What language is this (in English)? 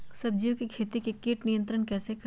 Magahi